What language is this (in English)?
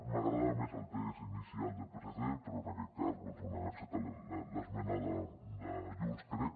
Catalan